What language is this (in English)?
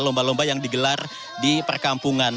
Indonesian